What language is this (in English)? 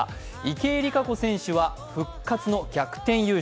Japanese